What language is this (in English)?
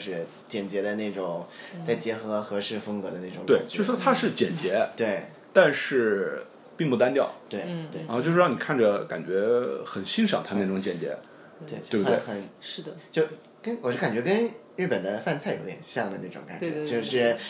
Chinese